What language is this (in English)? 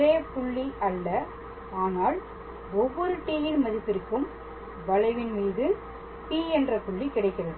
Tamil